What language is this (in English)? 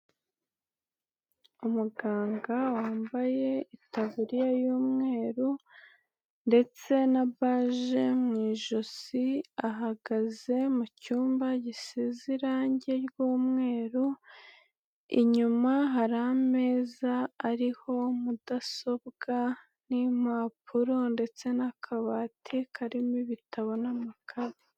Kinyarwanda